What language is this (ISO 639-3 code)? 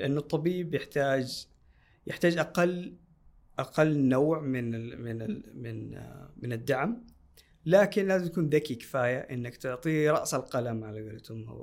ara